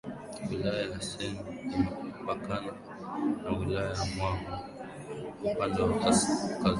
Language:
Swahili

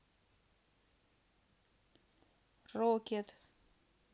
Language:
Russian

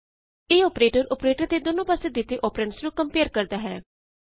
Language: Punjabi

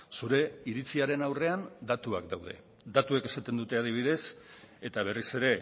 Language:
Basque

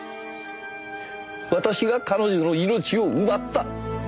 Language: Japanese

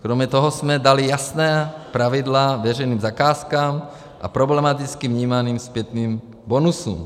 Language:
Czech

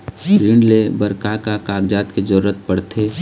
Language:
Chhattisgarhi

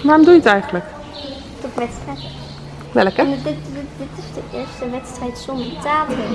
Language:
Dutch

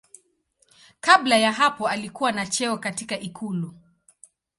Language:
Swahili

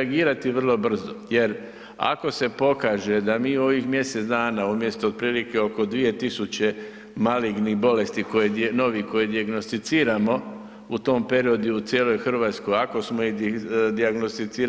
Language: Croatian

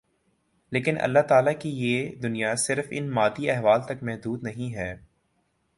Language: Urdu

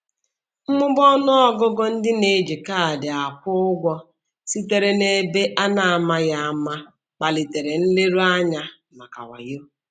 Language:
Igbo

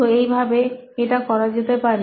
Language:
Bangla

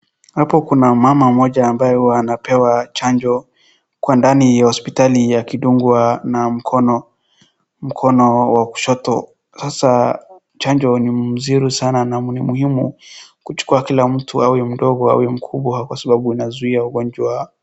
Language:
Swahili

